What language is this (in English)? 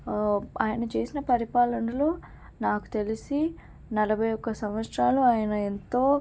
Telugu